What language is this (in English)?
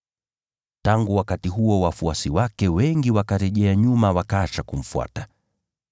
Swahili